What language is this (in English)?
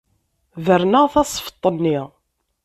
Kabyle